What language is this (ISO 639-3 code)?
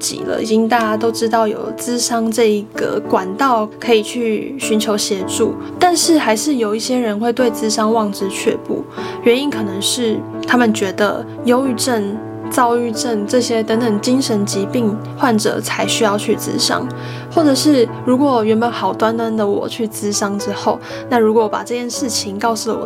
zho